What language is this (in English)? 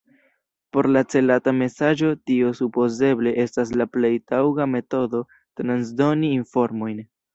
Esperanto